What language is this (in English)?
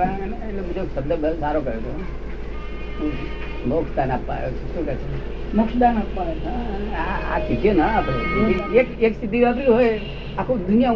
Gujarati